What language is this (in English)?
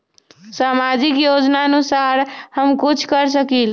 Magahi